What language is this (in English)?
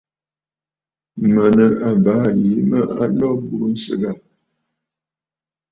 Bafut